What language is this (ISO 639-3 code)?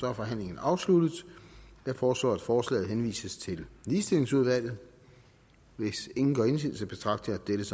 dan